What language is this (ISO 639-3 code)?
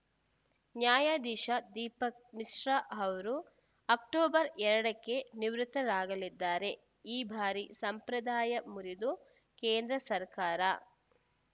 kan